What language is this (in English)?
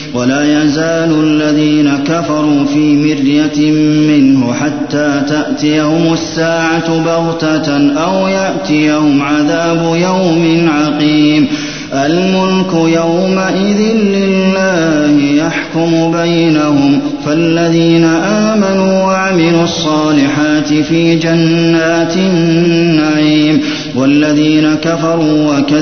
Arabic